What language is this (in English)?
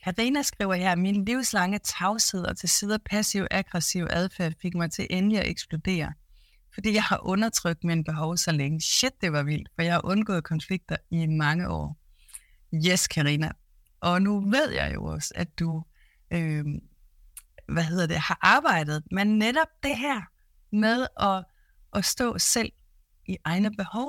Danish